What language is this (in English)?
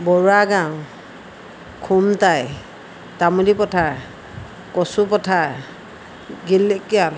Assamese